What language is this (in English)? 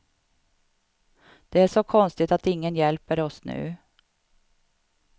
Swedish